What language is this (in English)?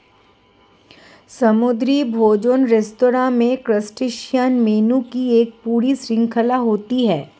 Hindi